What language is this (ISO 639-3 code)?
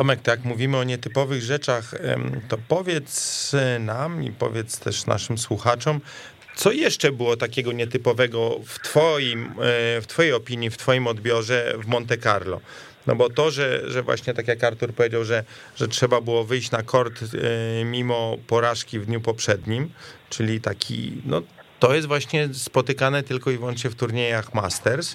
pol